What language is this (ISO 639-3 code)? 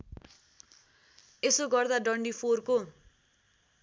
nep